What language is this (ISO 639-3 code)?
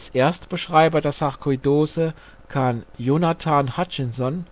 deu